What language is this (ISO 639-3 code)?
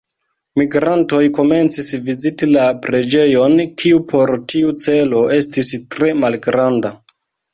epo